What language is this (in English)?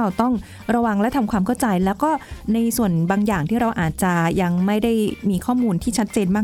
Thai